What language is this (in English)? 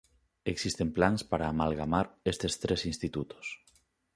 Galician